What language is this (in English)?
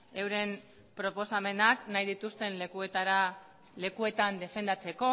Basque